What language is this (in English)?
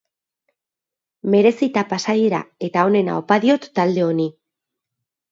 Basque